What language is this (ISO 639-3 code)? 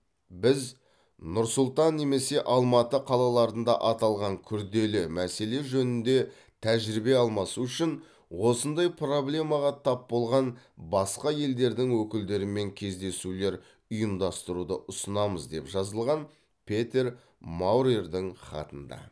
kaz